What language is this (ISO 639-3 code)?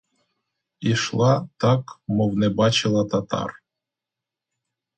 ukr